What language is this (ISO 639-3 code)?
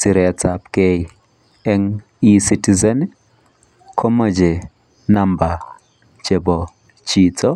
kln